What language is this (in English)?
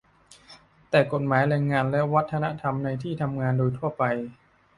Thai